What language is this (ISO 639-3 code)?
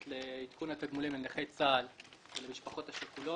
heb